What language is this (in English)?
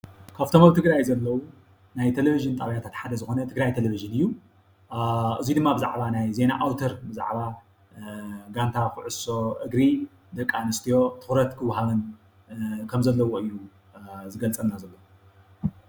Tigrinya